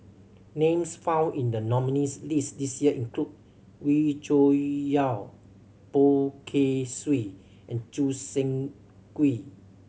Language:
English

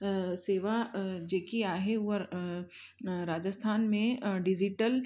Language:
Sindhi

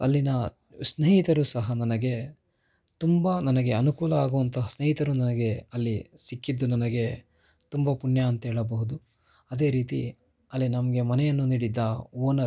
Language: Kannada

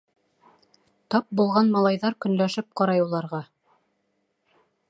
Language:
Bashkir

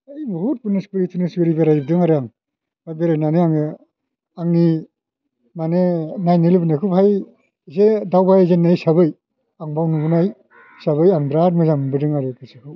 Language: Bodo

